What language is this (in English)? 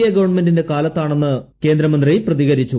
Malayalam